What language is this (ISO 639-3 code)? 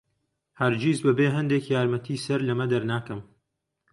ckb